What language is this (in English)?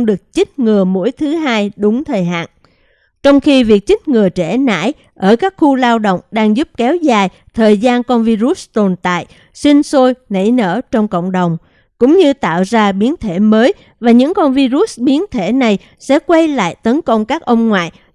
Vietnamese